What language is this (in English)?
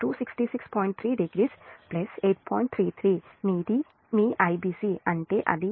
Telugu